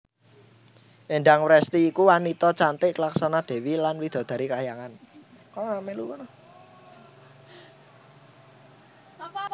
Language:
Javanese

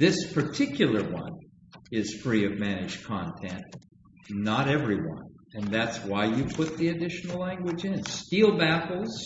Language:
English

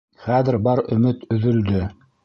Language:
Bashkir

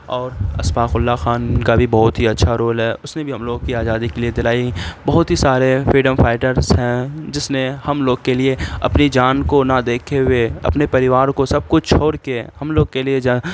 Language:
Urdu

